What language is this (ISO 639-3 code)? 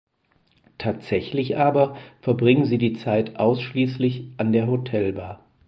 deu